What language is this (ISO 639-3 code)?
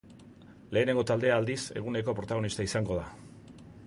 eus